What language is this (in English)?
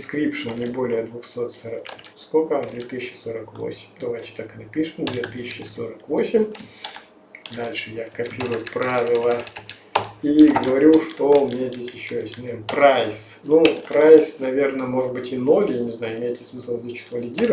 Russian